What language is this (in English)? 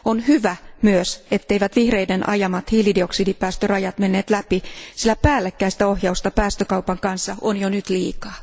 Finnish